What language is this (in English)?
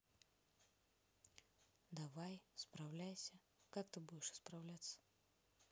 Russian